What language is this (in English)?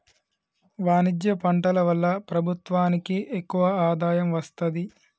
Telugu